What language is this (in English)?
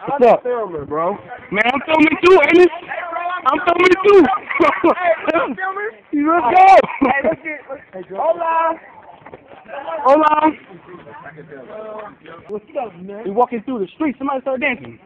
English